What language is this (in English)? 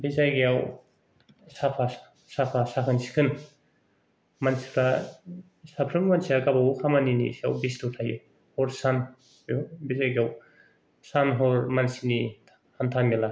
Bodo